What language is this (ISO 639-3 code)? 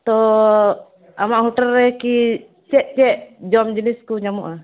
sat